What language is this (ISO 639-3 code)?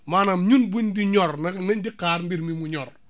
wol